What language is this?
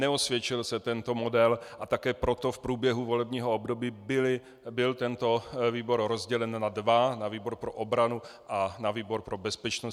Czech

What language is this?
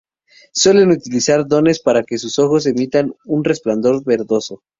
Spanish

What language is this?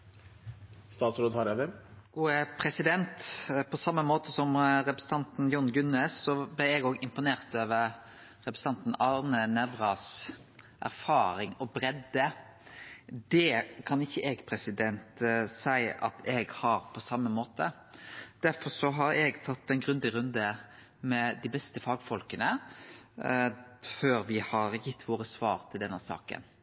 Norwegian Nynorsk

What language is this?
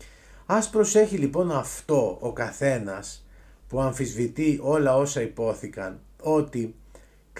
Greek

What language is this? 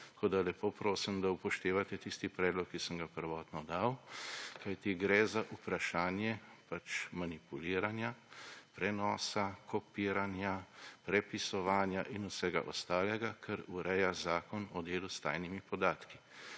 Slovenian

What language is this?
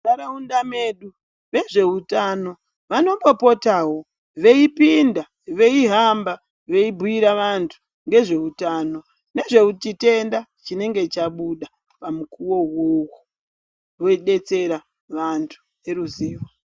Ndau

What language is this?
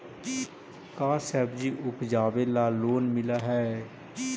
Magahi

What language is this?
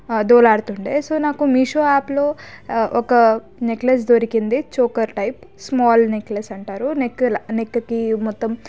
Telugu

